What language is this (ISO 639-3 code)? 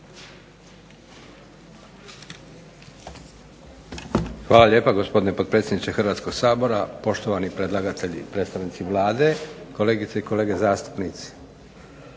hrv